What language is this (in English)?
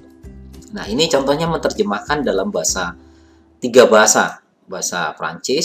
Indonesian